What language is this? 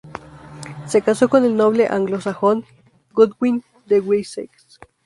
Spanish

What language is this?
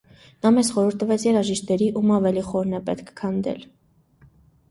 Armenian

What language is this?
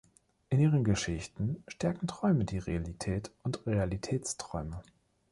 German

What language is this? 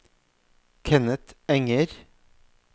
Norwegian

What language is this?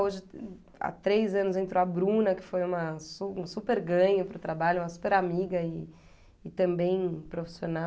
Portuguese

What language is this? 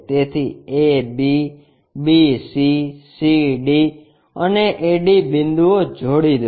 Gujarati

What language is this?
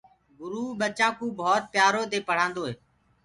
Gurgula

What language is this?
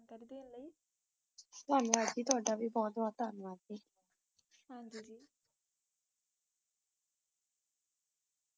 Punjabi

